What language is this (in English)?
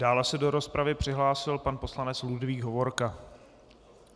Czech